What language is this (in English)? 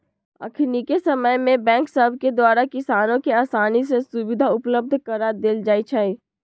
Magahi